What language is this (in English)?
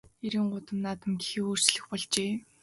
Mongolian